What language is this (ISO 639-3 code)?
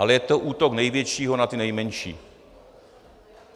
ces